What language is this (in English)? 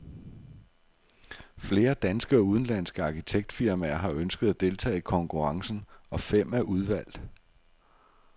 Danish